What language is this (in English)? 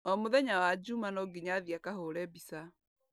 Kikuyu